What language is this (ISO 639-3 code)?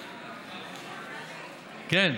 heb